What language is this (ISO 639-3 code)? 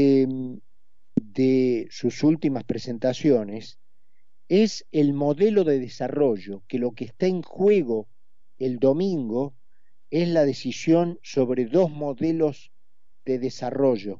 spa